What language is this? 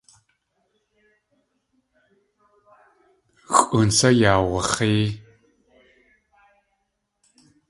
Tlingit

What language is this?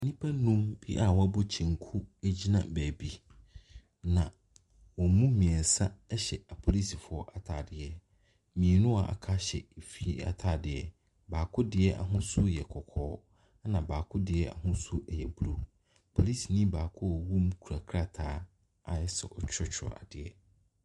Akan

